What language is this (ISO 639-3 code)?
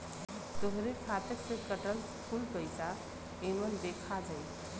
bho